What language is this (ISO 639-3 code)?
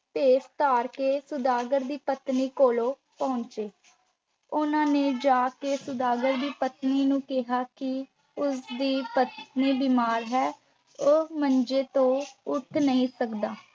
pan